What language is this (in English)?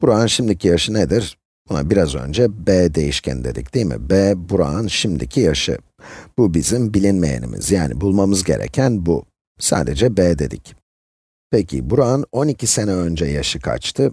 Turkish